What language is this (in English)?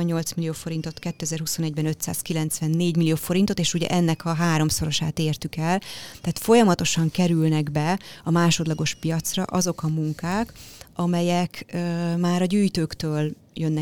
Hungarian